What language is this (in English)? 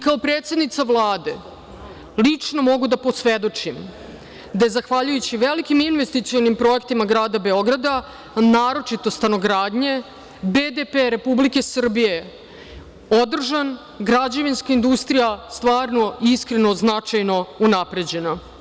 Serbian